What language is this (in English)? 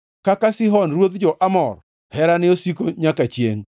Luo (Kenya and Tanzania)